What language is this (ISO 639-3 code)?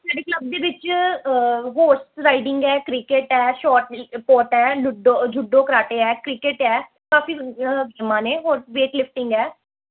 pan